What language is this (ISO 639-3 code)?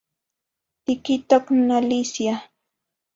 nhi